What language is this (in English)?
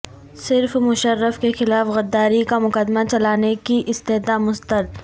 Urdu